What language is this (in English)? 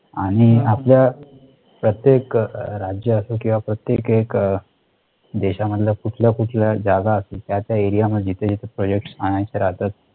Marathi